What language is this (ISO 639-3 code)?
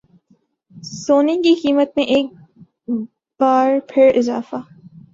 urd